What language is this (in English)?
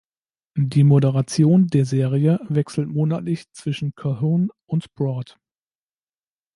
German